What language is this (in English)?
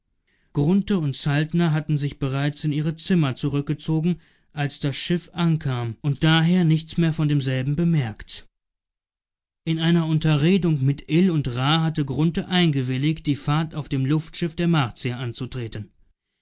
German